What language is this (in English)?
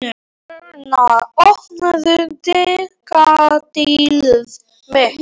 Icelandic